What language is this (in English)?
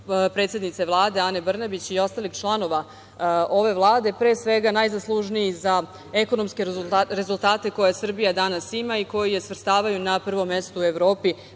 Serbian